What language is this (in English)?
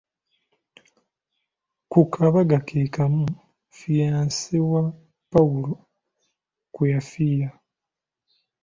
Ganda